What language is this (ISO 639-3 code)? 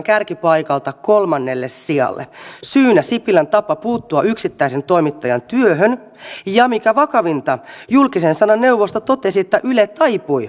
fin